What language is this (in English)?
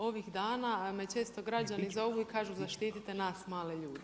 Croatian